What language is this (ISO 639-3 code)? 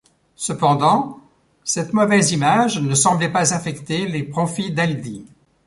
fra